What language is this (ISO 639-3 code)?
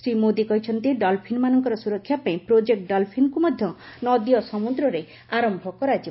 ori